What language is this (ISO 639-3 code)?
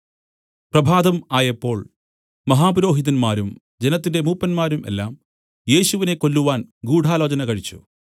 mal